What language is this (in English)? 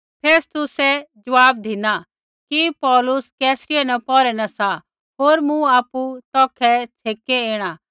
Kullu Pahari